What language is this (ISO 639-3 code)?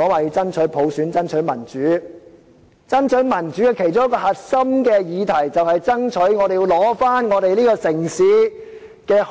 yue